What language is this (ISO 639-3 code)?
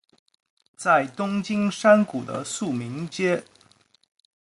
zho